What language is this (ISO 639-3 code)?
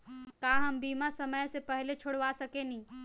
bho